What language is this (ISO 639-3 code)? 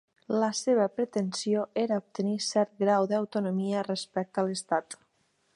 cat